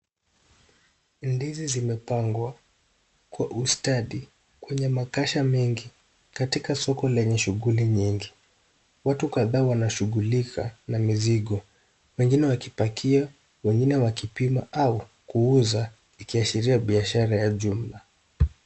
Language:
Swahili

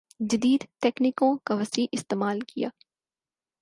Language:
Urdu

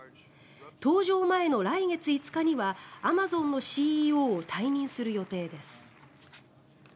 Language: Japanese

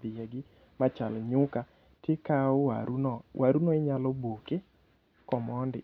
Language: Luo (Kenya and Tanzania)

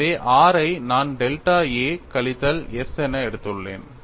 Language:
Tamil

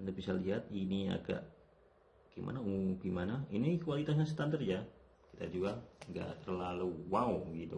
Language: Indonesian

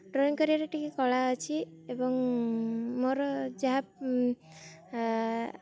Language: Odia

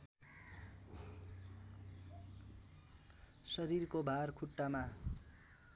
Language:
Nepali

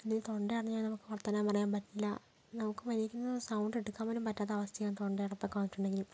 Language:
Malayalam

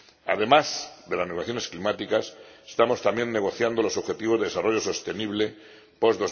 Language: Spanish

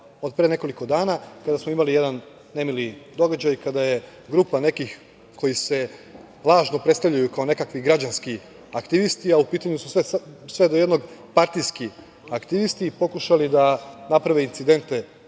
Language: Serbian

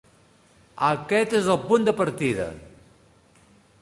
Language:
Catalan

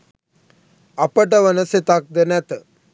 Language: Sinhala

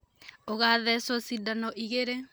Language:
Kikuyu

